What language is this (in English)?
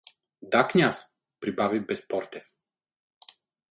Bulgarian